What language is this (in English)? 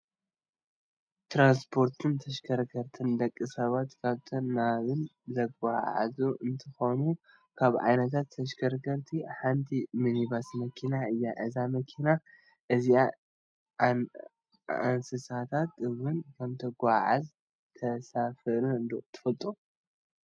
Tigrinya